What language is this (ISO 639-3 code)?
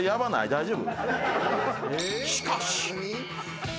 jpn